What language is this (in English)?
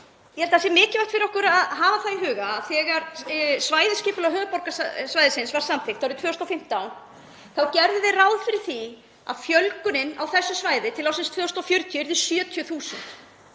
Icelandic